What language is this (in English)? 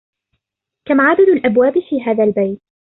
Arabic